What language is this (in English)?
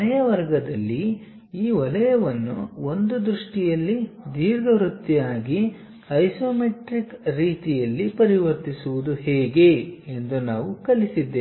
Kannada